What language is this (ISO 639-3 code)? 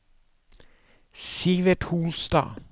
nor